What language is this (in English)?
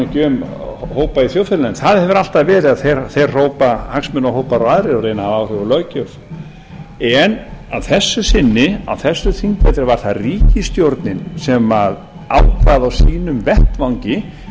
Icelandic